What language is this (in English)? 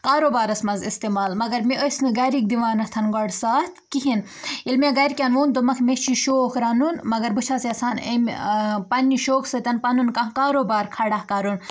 Kashmiri